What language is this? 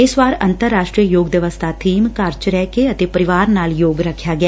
Punjabi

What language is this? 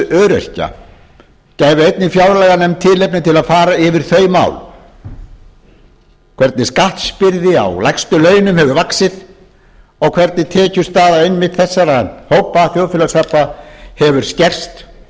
Icelandic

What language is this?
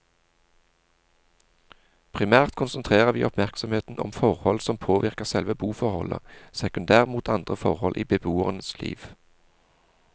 Norwegian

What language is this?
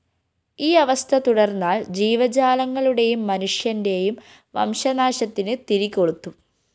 Malayalam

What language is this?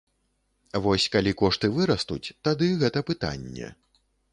Belarusian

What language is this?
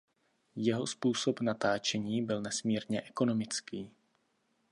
Czech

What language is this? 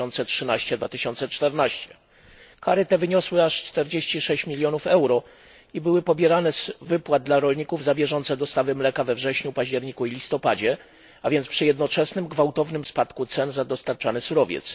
Polish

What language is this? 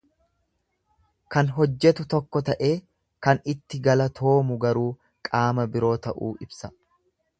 Oromo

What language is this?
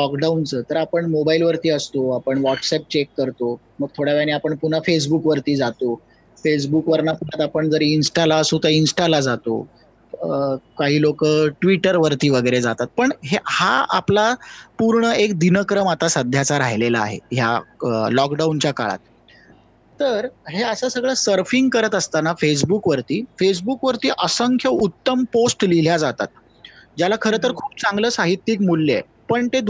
Marathi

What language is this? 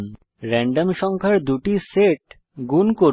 Bangla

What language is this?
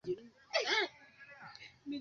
Swahili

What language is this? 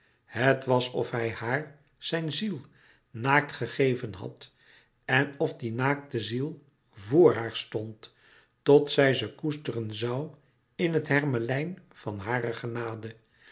Dutch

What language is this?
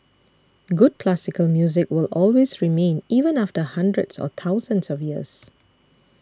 English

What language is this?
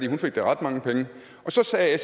Danish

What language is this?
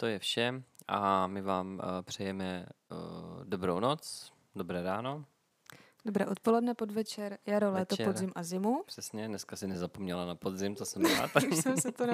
Czech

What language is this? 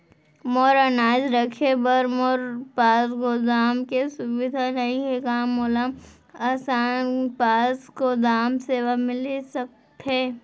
Chhattisgarhi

